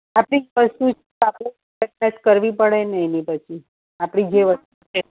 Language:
Gujarati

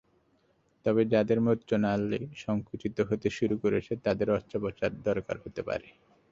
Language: Bangla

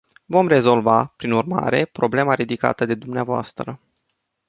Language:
Romanian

